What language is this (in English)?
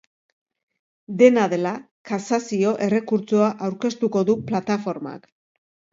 Basque